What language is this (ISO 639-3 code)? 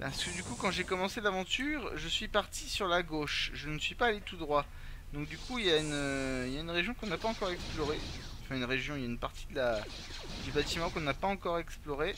fra